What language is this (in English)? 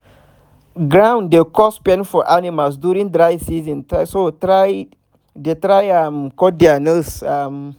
Nigerian Pidgin